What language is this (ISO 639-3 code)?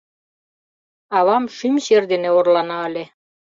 chm